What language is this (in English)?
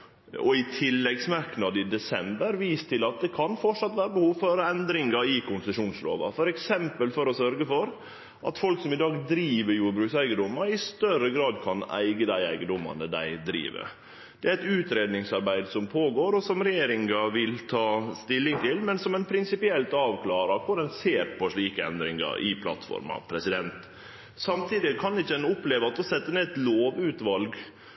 Norwegian Nynorsk